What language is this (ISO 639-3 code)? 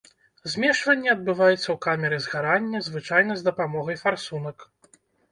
bel